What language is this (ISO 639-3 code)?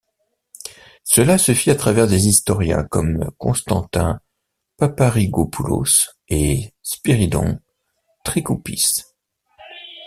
fra